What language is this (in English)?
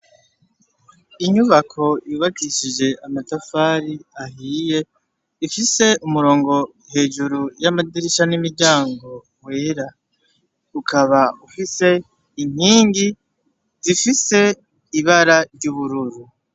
Rundi